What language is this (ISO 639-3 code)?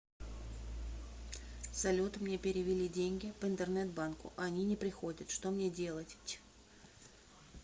rus